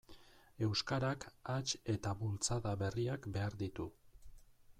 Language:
Basque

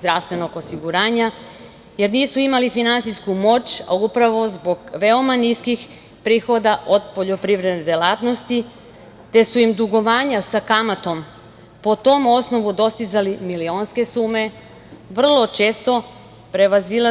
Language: Serbian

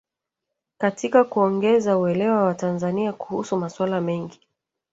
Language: Swahili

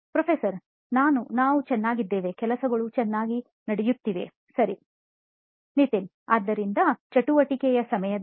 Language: Kannada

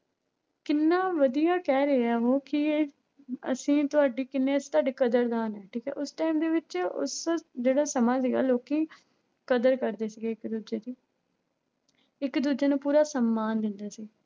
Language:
Punjabi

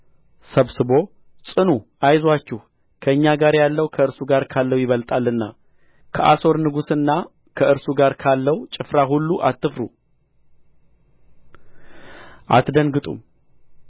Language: Amharic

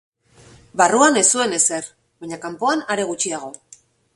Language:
Basque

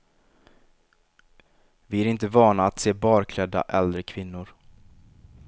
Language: Swedish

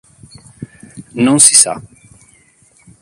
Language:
Italian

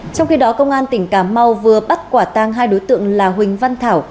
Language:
Vietnamese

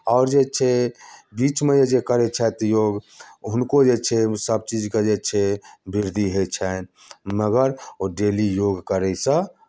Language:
Maithili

